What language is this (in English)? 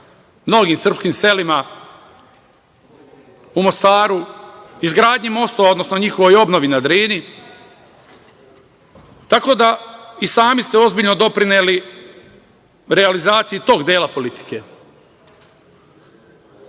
Serbian